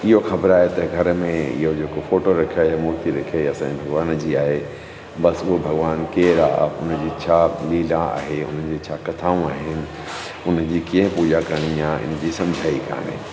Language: Sindhi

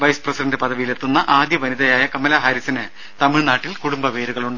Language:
Malayalam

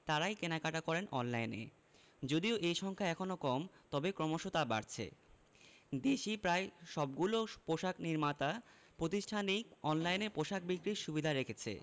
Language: Bangla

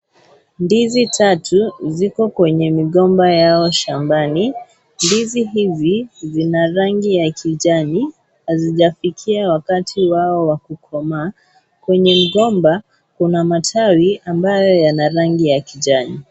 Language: Swahili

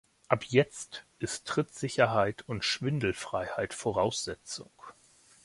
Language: German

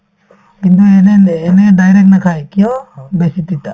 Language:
Assamese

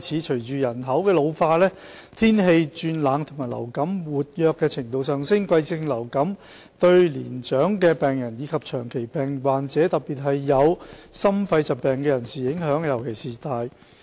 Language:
Cantonese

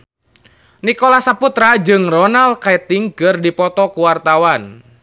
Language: Sundanese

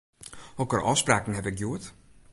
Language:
Western Frisian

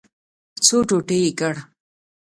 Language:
Pashto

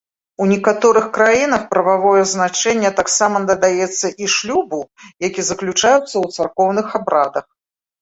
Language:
Belarusian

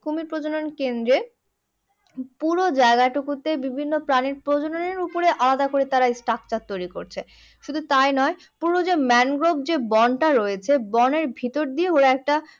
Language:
Bangla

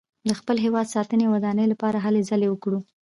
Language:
Pashto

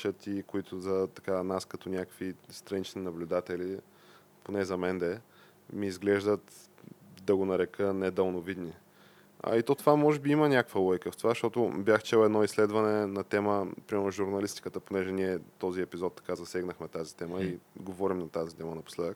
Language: Bulgarian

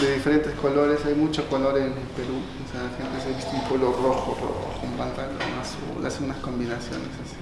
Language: Spanish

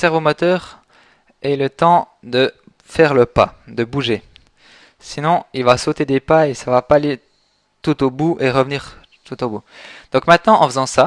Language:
French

